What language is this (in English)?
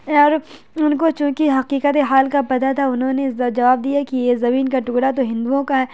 Urdu